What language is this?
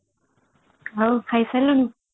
Odia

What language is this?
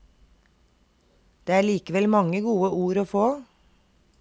Norwegian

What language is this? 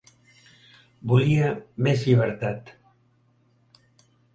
Catalan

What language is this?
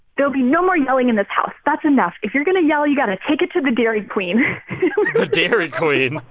English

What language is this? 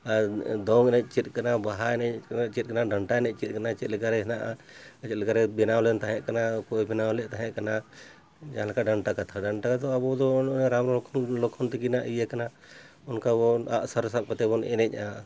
Santali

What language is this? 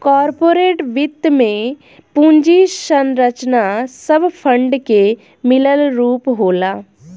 Bhojpuri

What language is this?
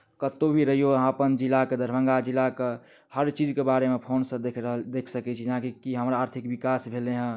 Maithili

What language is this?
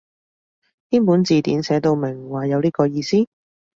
Cantonese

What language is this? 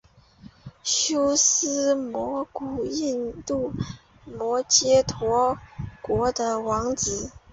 Chinese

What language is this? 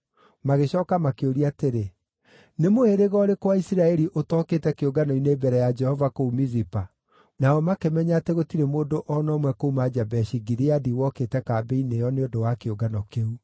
Kikuyu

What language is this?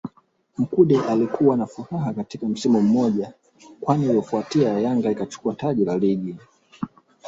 Swahili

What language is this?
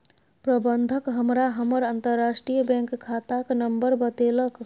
Maithili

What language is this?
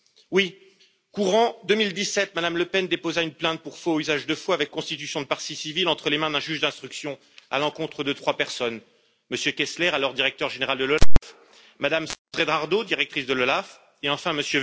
French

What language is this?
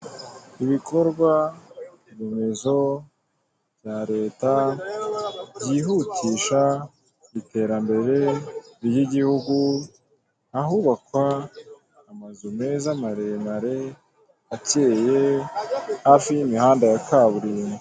Kinyarwanda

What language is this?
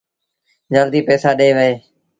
Sindhi Bhil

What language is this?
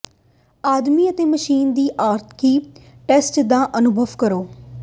Punjabi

